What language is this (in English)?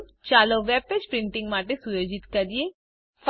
Gujarati